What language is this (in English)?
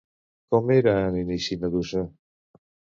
Catalan